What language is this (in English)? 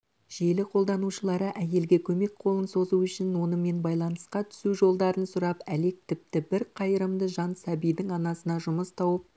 Kazakh